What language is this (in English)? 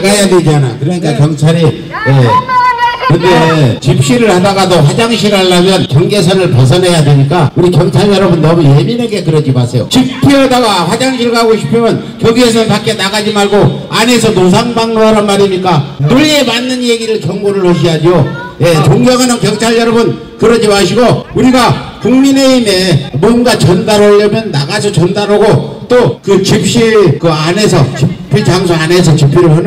Korean